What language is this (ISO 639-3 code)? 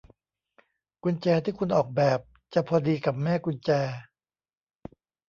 tha